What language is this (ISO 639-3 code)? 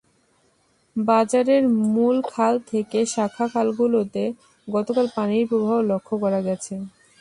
ben